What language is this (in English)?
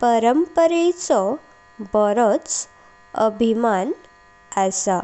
Konkani